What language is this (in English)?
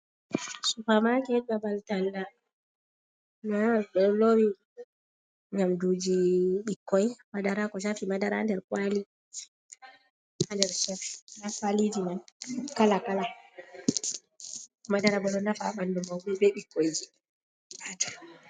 Fula